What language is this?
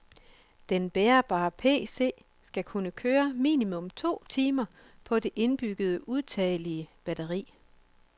Danish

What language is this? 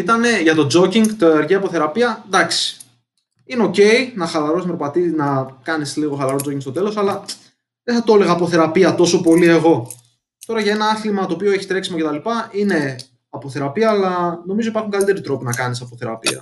Greek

